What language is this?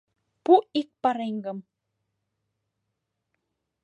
Mari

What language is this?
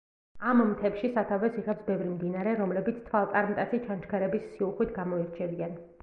Georgian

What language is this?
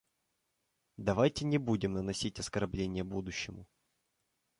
Russian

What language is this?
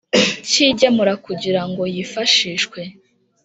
Kinyarwanda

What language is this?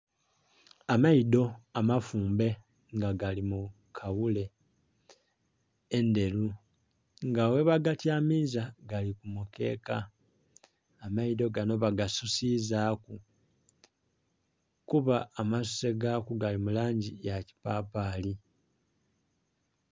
Soga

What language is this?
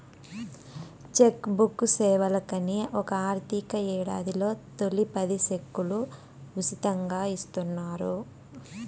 Telugu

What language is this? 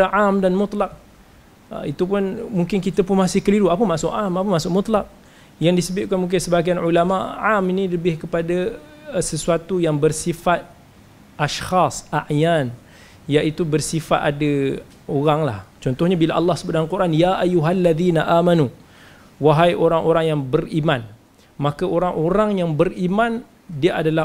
Malay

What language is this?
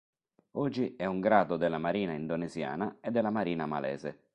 Italian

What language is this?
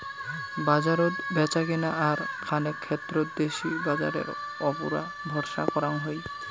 Bangla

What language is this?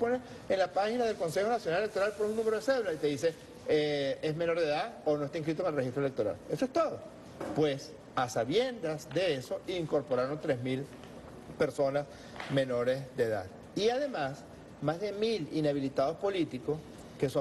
Spanish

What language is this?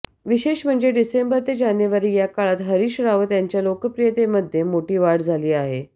Marathi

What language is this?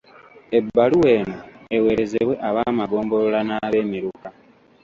Ganda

